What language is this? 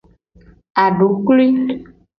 Gen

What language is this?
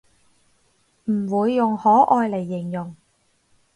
Cantonese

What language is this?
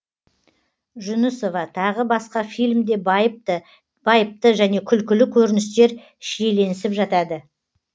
Kazakh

